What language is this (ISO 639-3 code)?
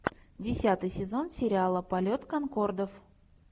rus